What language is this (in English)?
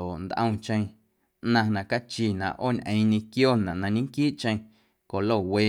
Guerrero Amuzgo